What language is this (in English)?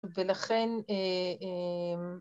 Hebrew